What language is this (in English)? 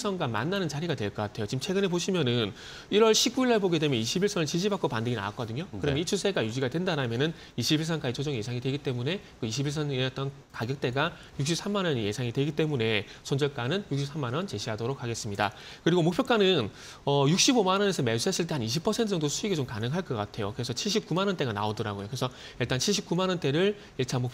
Korean